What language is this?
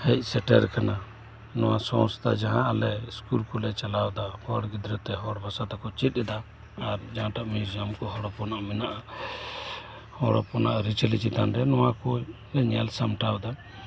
Santali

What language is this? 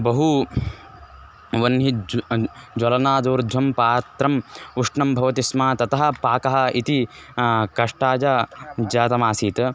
Sanskrit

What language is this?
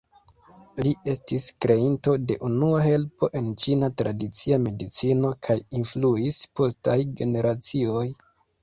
Esperanto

